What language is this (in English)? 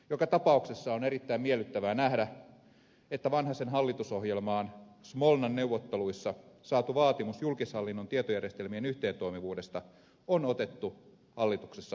Finnish